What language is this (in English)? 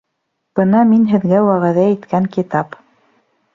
Bashkir